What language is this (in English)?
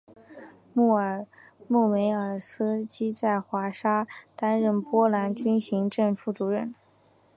Chinese